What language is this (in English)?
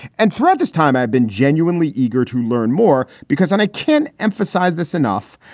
English